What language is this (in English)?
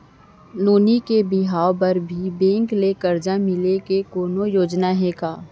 Chhattisgarhi